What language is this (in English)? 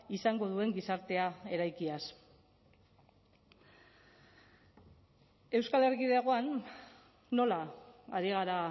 Basque